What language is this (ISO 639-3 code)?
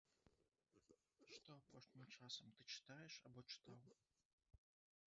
bel